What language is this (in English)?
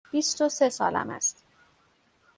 Persian